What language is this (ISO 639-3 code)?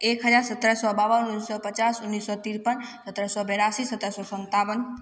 mai